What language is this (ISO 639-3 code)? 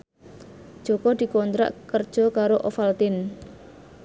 jav